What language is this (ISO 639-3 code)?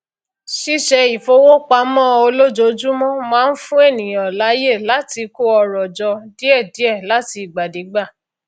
yor